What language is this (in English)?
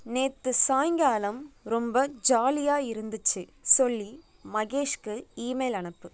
Tamil